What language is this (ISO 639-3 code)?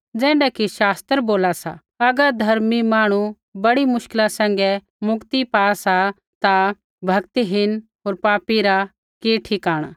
kfx